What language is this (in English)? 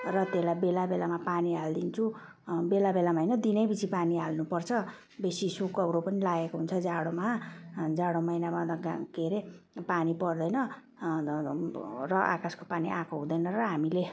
Nepali